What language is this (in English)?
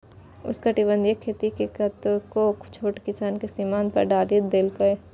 Maithili